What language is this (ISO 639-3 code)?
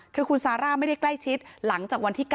tha